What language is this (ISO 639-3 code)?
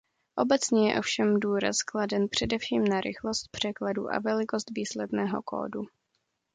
ces